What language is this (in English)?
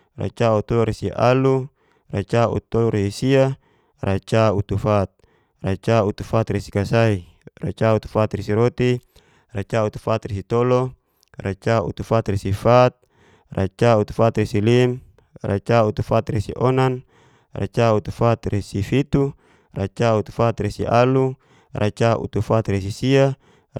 Geser-Gorom